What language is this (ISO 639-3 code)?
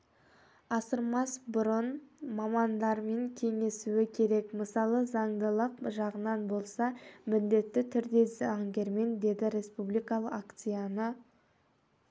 kaz